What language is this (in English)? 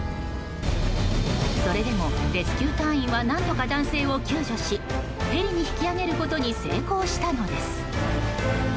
Japanese